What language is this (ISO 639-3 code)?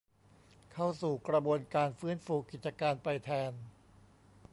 tha